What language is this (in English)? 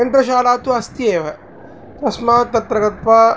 Sanskrit